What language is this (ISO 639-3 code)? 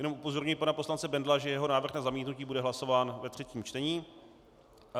ces